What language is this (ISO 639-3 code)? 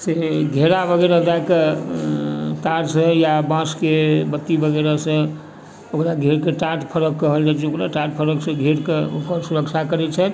mai